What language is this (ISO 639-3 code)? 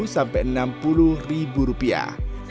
ind